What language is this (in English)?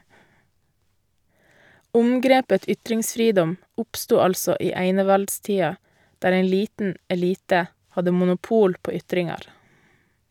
Norwegian